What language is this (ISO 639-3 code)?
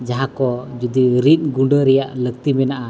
sat